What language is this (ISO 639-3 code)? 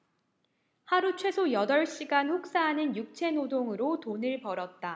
kor